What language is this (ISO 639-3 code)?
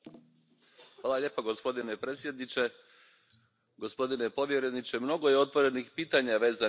hrv